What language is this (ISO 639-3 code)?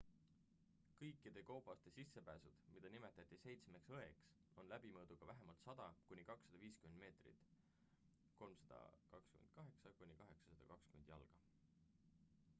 est